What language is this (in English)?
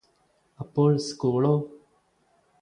Malayalam